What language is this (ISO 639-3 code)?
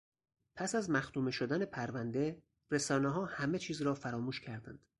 fas